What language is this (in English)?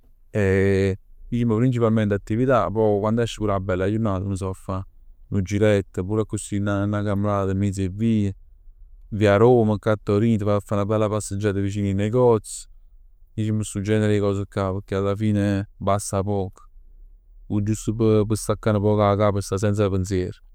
Neapolitan